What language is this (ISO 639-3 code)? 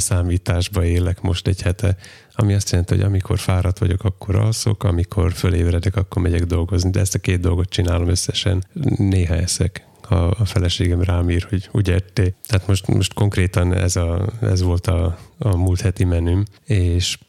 hun